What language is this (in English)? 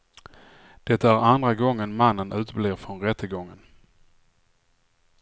Swedish